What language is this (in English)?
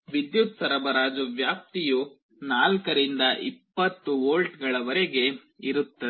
Kannada